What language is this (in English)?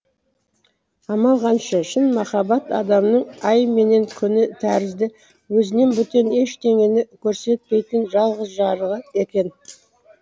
Kazakh